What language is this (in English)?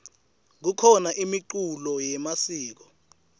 Swati